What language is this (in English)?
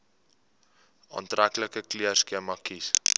Afrikaans